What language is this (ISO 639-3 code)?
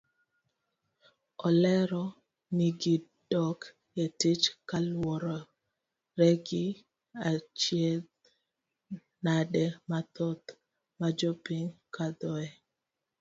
luo